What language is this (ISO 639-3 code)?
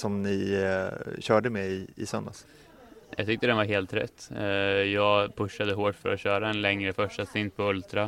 swe